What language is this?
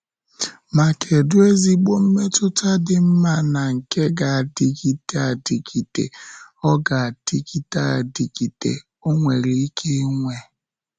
Igbo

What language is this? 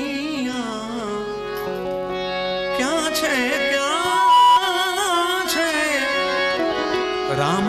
Arabic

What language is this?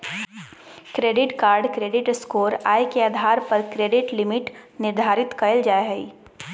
Magahi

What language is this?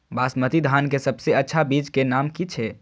Maithili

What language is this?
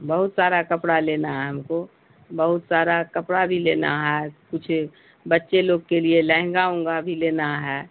Urdu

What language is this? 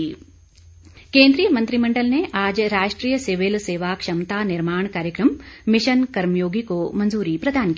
Hindi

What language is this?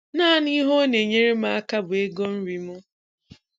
Igbo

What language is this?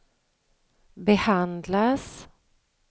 Swedish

